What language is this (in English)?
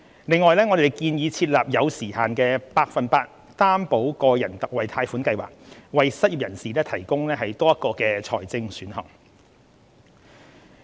Cantonese